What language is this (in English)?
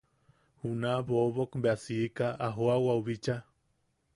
Yaqui